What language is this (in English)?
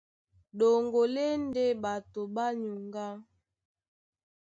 Duala